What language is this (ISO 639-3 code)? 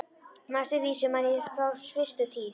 isl